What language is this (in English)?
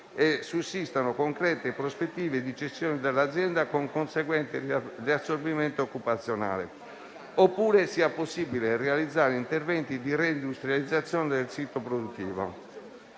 Italian